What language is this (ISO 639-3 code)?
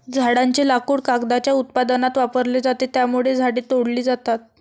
mar